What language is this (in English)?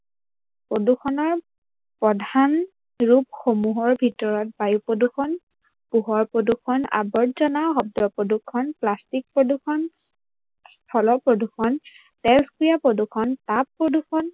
Assamese